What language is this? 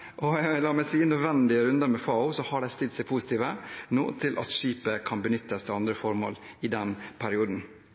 Norwegian Bokmål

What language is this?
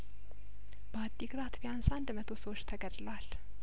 Amharic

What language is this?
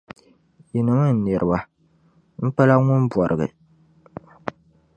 Dagbani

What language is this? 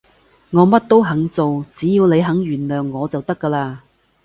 Cantonese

